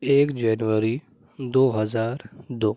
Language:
Urdu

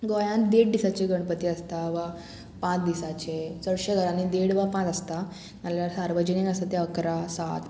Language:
Konkani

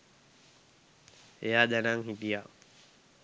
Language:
Sinhala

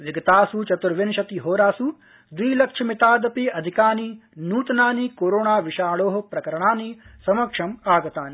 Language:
Sanskrit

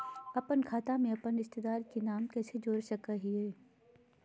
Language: Magahi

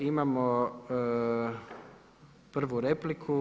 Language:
Croatian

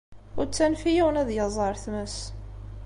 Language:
Kabyle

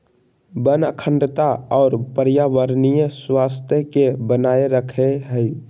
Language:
Magahi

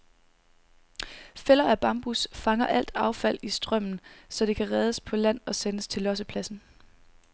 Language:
Danish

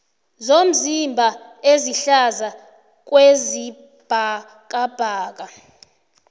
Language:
South Ndebele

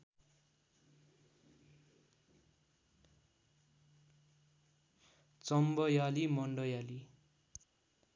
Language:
Nepali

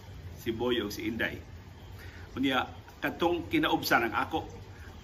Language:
Filipino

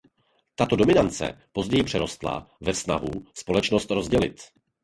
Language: Czech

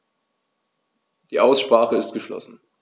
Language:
German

